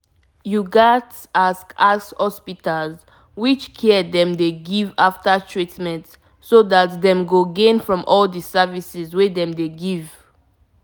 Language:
Nigerian Pidgin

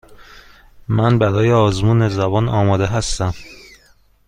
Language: Persian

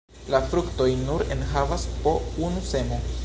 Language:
Esperanto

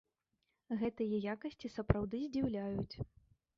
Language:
Belarusian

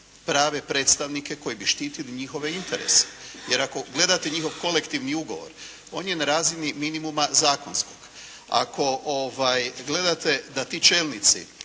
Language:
Croatian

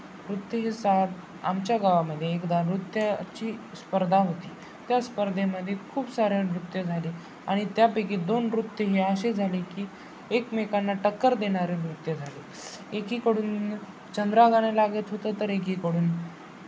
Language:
Marathi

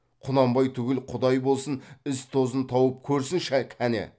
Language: Kazakh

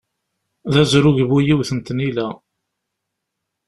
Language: Kabyle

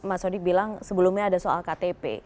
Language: Indonesian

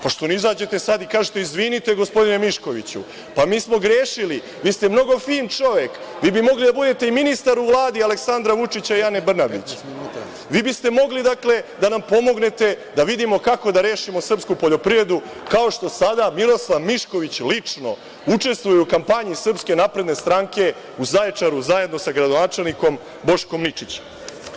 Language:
Serbian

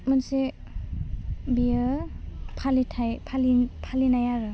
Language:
Bodo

